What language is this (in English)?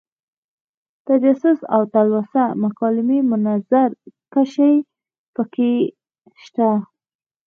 Pashto